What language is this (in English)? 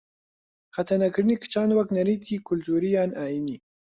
Central Kurdish